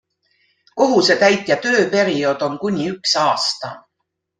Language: Estonian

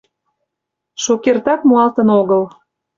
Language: Mari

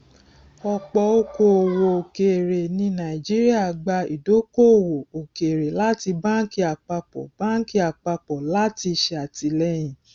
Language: Yoruba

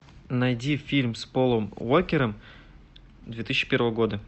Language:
Russian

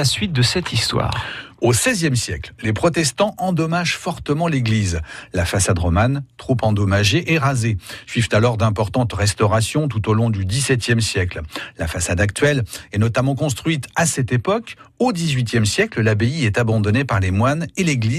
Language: French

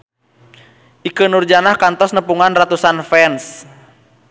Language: Sundanese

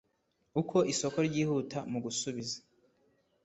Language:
Kinyarwanda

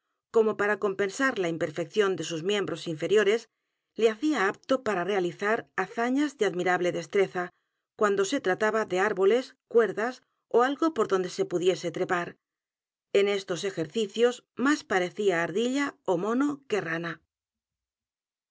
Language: Spanish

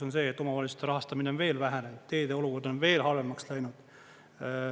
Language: Estonian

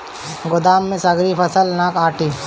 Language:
Bhojpuri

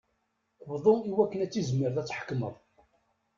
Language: Kabyle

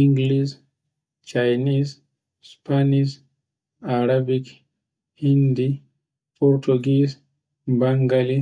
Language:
Borgu Fulfulde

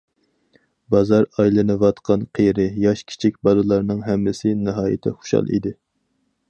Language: Uyghur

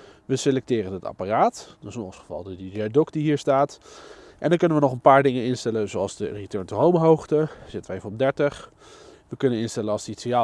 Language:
Dutch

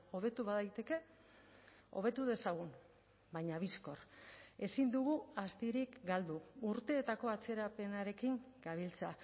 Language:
Basque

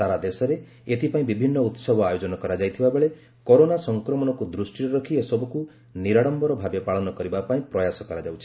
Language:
Odia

